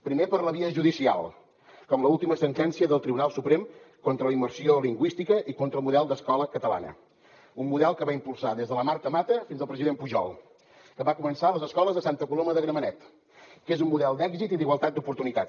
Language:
Catalan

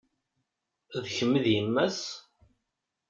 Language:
Kabyle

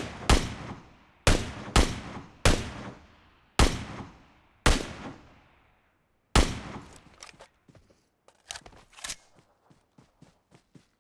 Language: Turkish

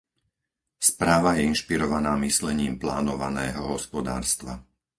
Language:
Slovak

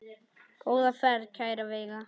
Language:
Icelandic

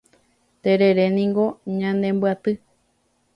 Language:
Guarani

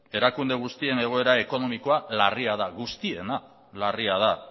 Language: Basque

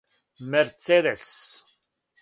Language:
Serbian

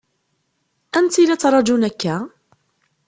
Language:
Kabyle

